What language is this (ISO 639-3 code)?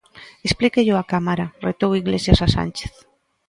glg